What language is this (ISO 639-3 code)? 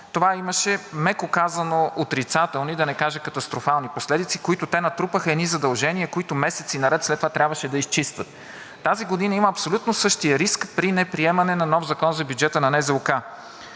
bul